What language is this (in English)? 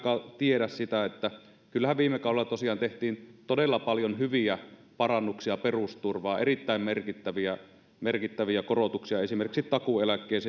Finnish